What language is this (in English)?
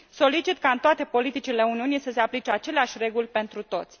Romanian